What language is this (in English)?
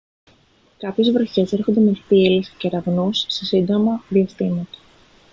Greek